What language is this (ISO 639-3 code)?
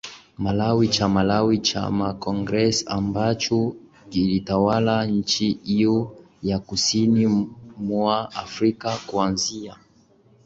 swa